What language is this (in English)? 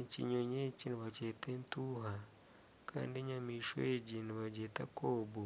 Nyankole